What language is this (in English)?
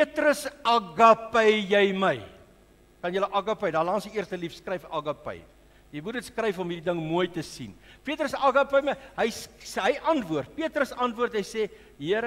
Dutch